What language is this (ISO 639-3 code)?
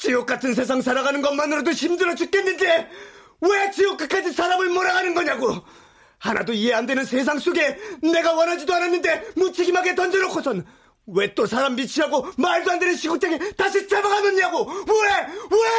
kor